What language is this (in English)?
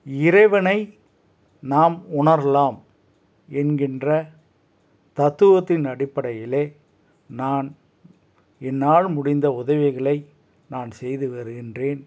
Tamil